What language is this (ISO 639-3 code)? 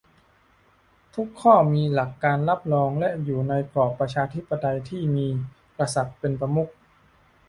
tha